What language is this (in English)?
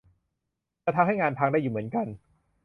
Thai